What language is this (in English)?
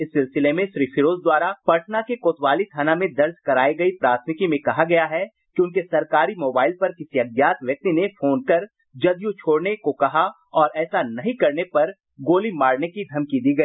Hindi